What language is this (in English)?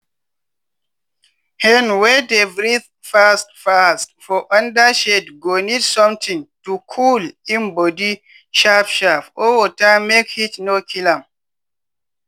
Nigerian Pidgin